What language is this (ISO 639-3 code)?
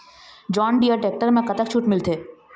hne